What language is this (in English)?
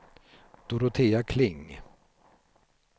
Swedish